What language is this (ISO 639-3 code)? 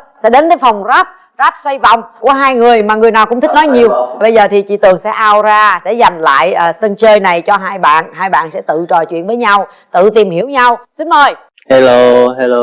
vie